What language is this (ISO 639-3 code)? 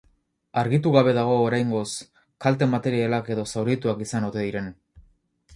eus